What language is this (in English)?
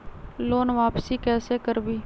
Magahi